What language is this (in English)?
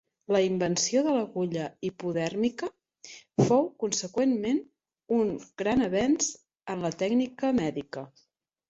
Catalan